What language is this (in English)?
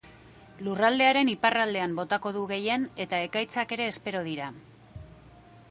Basque